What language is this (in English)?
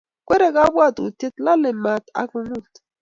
Kalenjin